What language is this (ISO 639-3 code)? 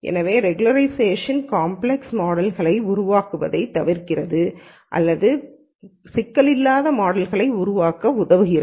tam